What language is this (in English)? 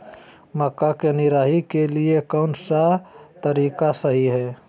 Magahi